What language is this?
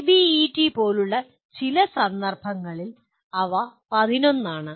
Malayalam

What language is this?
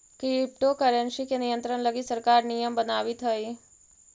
Magahi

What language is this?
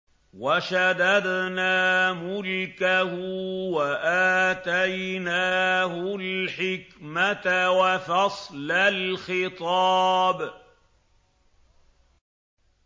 Arabic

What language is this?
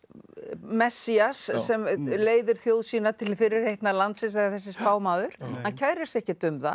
Icelandic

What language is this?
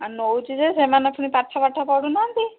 Odia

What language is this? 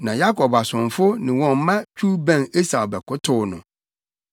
Akan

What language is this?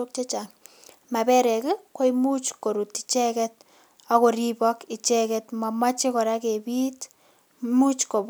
Kalenjin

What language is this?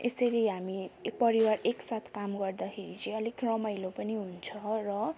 Nepali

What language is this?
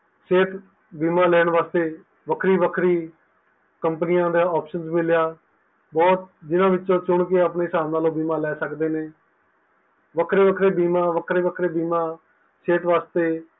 Punjabi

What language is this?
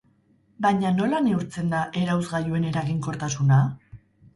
Basque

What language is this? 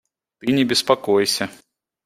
Russian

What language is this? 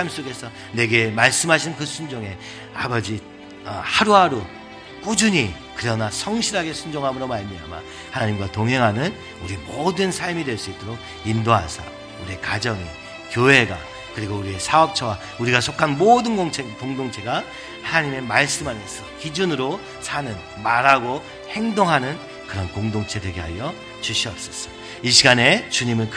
Korean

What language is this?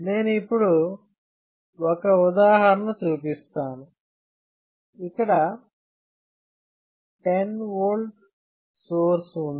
Telugu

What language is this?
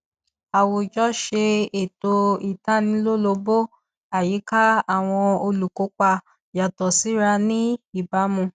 Yoruba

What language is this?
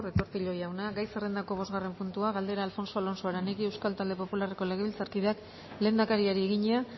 Basque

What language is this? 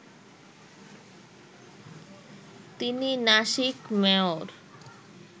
Bangla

